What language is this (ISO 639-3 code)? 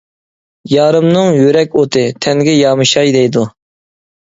uig